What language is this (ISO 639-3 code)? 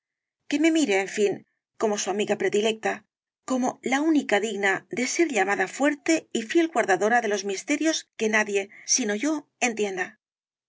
spa